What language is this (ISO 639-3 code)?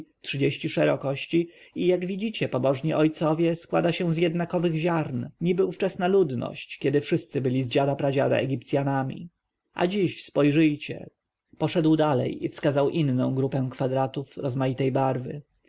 pol